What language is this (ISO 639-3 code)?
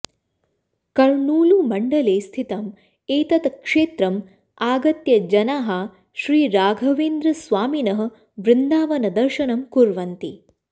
san